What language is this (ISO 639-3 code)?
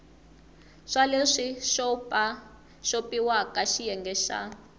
tso